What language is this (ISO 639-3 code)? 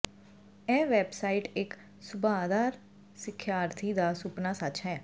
pan